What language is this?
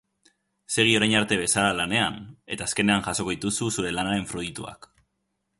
Basque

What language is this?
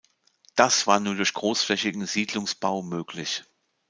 German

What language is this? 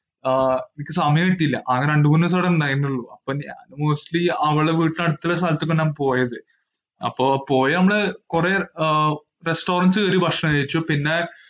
Malayalam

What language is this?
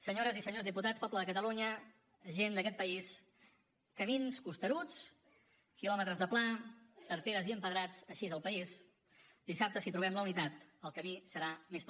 Catalan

